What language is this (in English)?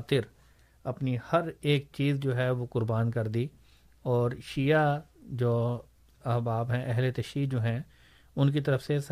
Urdu